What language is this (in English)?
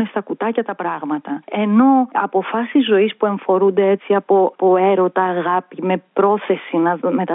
Greek